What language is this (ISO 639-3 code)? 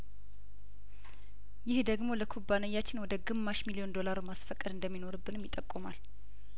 amh